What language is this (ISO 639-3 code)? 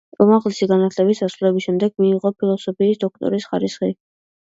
kat